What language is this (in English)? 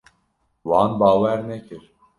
Kurdish